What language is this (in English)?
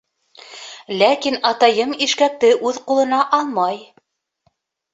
Bashkir